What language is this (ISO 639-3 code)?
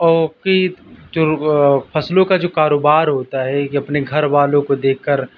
urd